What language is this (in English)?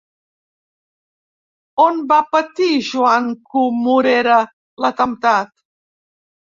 Catalan